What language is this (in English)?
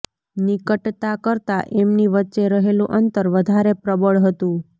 Gujarati